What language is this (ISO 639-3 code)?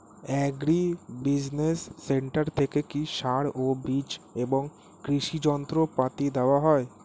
ben